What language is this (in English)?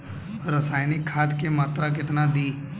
Bhojpuri